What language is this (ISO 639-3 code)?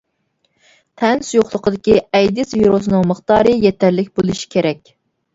uig